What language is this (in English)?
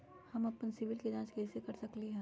Magahi